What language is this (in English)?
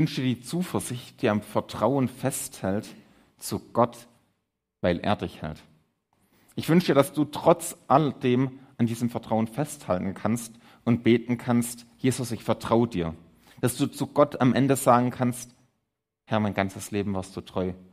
German